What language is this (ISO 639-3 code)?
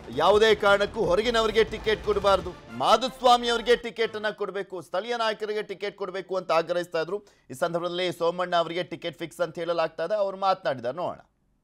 kan